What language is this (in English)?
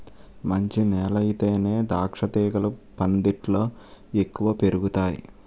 Telugu